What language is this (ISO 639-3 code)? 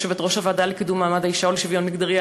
heb